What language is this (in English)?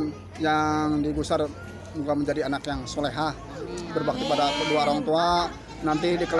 Indonesian